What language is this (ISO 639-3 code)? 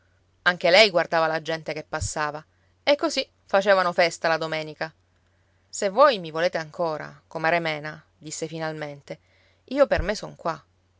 ita